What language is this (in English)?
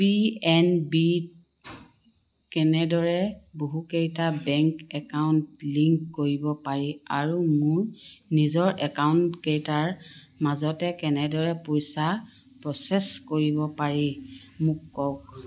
Assamese